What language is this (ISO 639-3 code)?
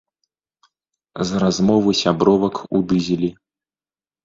bel